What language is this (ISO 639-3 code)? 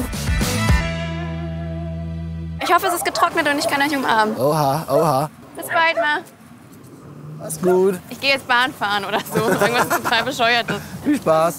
deu